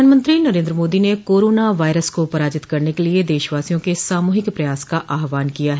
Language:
Hindi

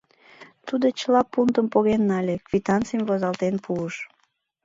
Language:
Mari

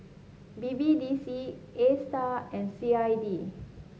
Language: English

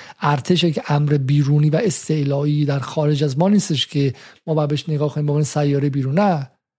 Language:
Persian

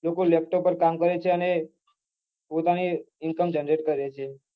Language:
Gujarati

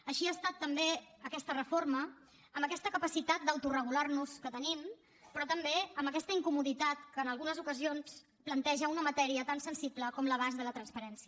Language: Catalan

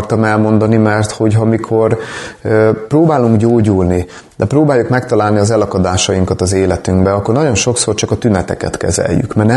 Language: Hungarian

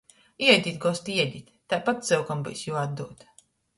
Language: Latgalian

